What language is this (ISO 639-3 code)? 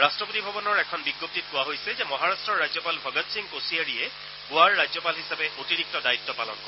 asm